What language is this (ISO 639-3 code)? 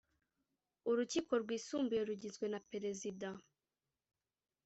kin